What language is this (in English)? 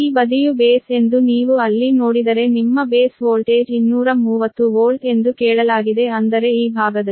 Kannada